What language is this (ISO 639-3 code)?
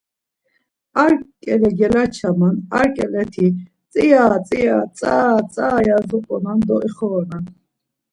lzz